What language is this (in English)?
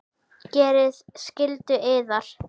Icelandic